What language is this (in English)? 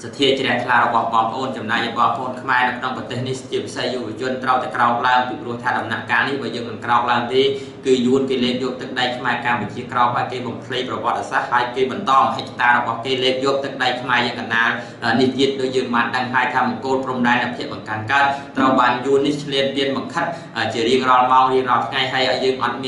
Thai